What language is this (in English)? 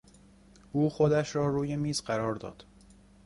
Persian